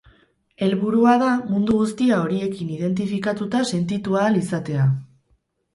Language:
Basque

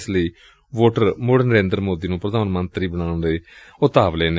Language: Punjabi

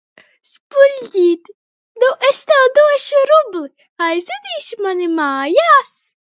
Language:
Latvian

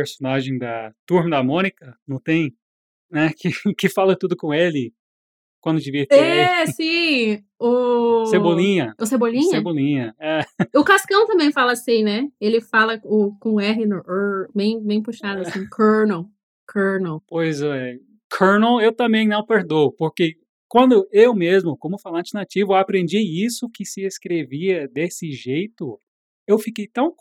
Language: Portuguese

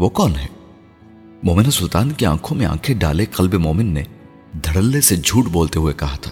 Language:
Urdu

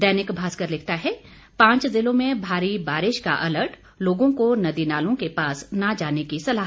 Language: Hindi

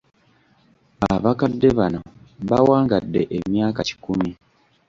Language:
Ganda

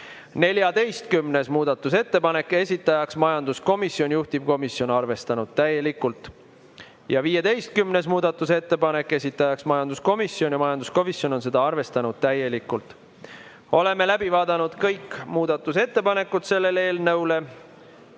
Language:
Estonian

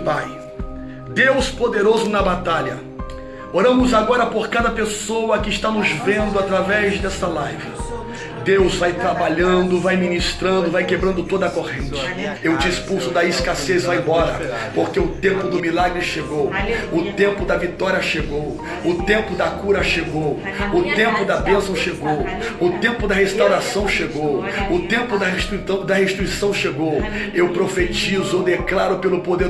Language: Portuguese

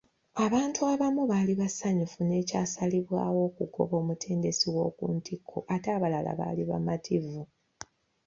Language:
Ganda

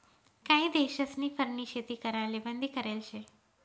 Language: Marathi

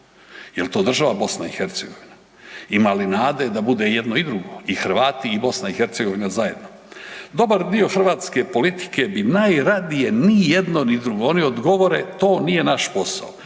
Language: Croatian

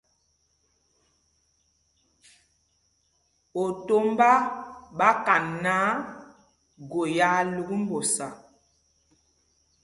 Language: Mpumpong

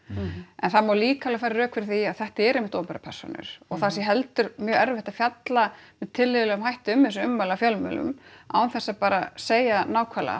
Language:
Icelandic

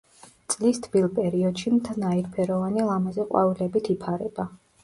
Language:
Georgian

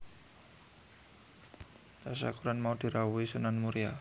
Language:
Javanese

